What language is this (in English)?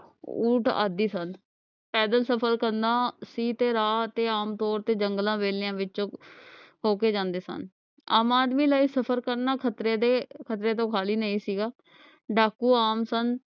Punjabi